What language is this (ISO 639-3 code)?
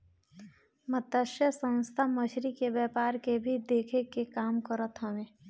bho